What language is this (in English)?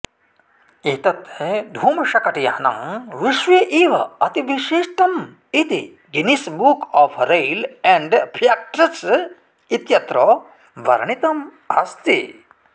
Sanskrit